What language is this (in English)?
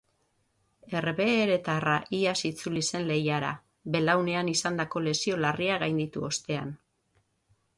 Basque